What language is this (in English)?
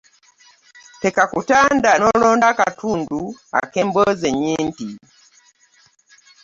Ganda